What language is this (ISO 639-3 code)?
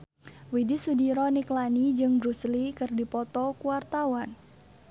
sun